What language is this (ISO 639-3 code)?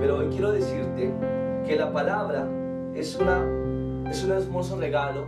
spa